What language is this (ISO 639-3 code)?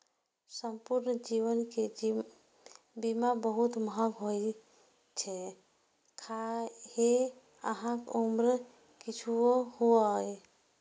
mai